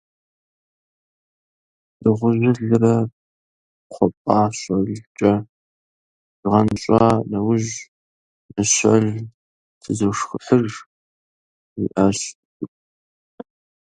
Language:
Kabardian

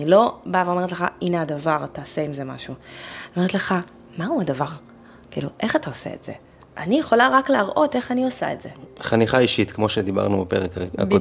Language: Hebrew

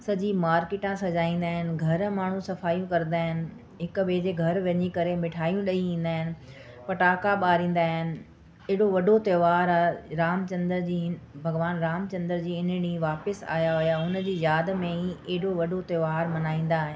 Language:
Sindhi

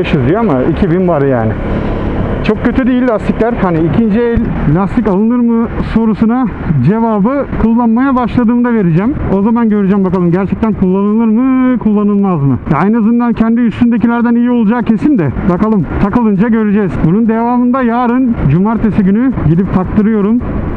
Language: Turkish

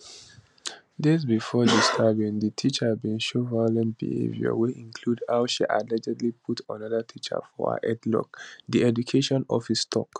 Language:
Nigerian Pidgin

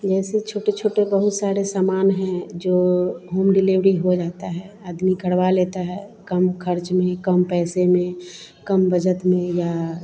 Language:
Hindi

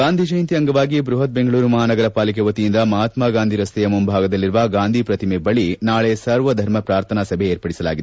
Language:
Kannada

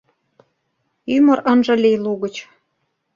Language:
Mari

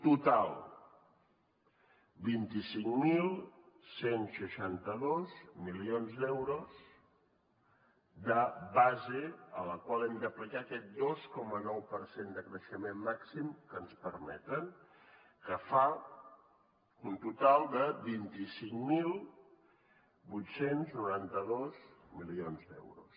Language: Catalan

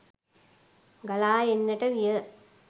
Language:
Sinhala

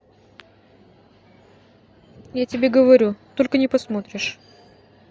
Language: Russian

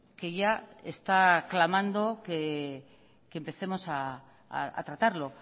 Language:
Spanish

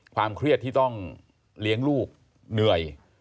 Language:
Thai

